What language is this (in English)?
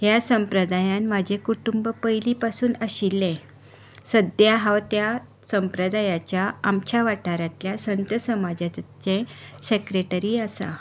Konkani